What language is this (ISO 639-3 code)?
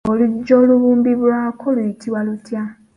lug